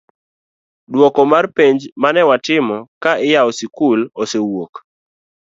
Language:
Luo (Kenya and Tanzania)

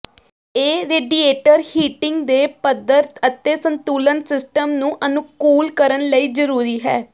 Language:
Punjabi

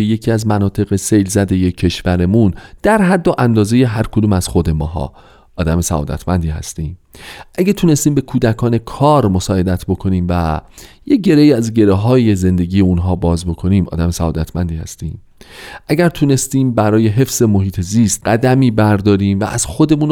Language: Persian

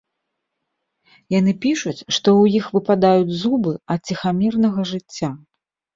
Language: Belarusian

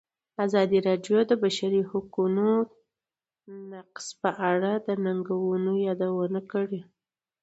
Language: Pashto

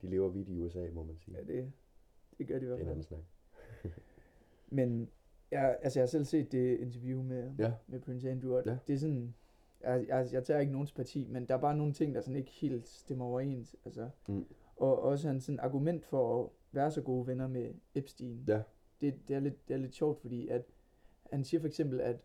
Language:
Danish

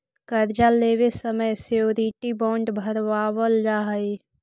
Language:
Magahi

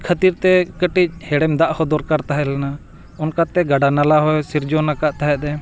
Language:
Santali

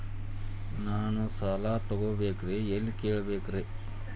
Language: Kannada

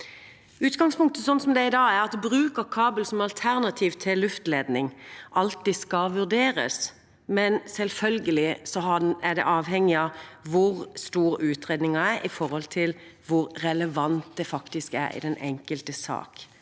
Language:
Norwegian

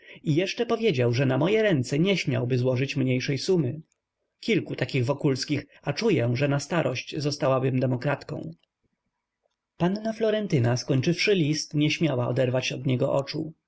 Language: Polish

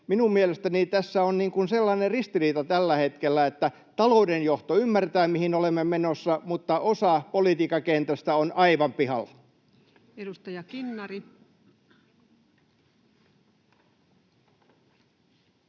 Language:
Finnish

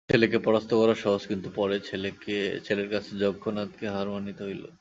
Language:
Bangla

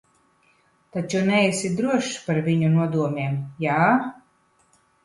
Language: Latvian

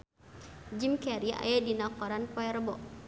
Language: Sundanese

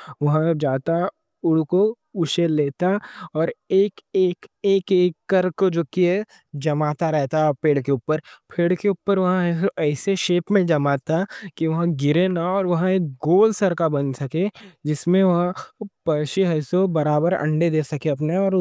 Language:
Deccan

